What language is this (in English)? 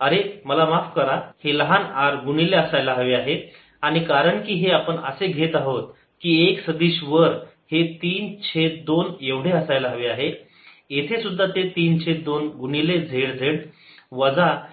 Marathi